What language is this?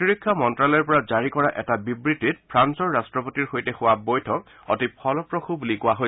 Assamese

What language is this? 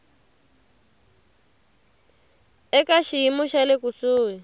Tsonga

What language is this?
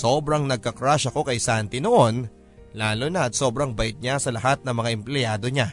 Filipino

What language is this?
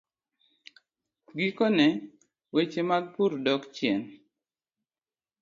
Luo (Kenya and Tanzania)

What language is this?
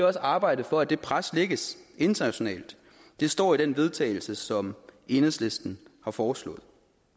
Danish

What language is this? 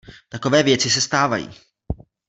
Czech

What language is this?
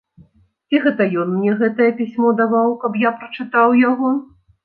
Belarusian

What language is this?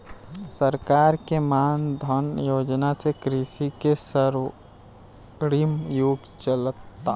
Bhojpuri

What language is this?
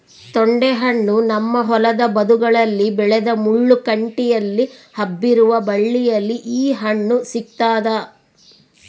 Kannada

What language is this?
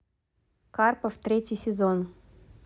Russian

